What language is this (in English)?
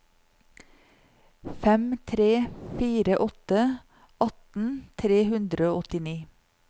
Norwegian